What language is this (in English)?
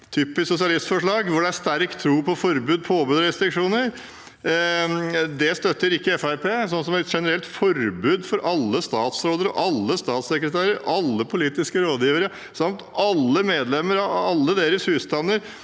Norwegian